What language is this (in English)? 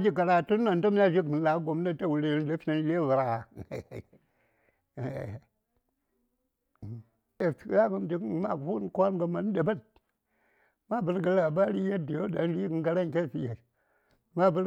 Saya